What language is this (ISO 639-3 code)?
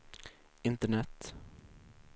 swe